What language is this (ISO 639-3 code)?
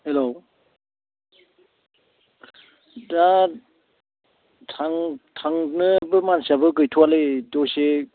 brx